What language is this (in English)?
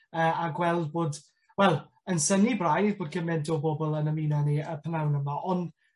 Welsh